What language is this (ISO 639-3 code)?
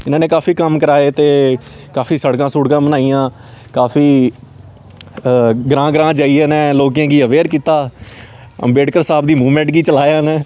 doi